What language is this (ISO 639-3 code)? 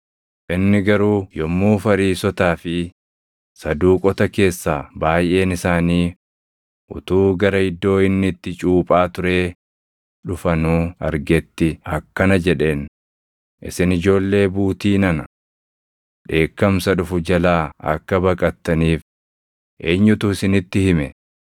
orm